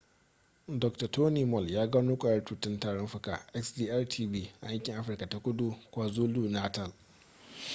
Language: Hausa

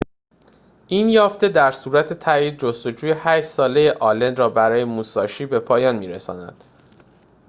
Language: Persian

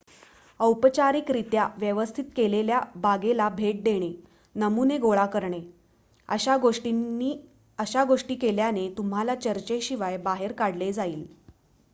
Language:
Marathi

